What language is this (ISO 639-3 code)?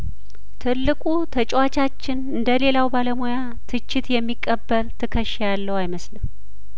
amh